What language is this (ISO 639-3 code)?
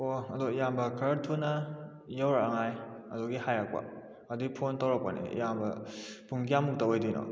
mni